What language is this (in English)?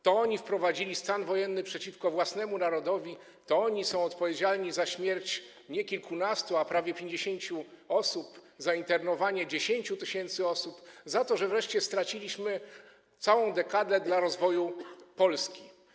Polish